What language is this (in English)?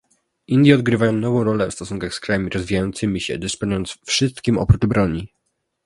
Polish